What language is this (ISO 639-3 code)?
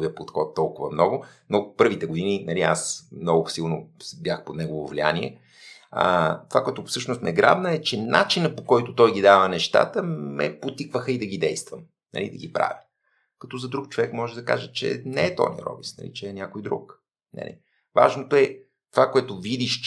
bul